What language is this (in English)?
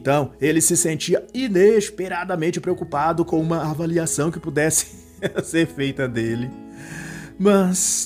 Portuguese